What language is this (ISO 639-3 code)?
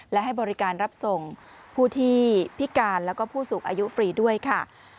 tha